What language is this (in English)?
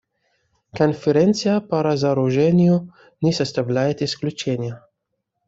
Russian